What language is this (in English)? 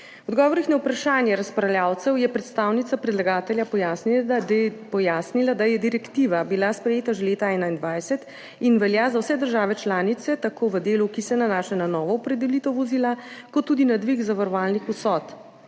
Slovenian